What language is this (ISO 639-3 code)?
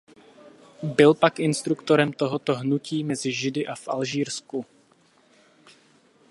ces